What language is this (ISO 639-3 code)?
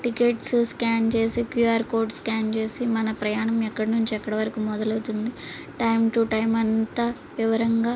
tel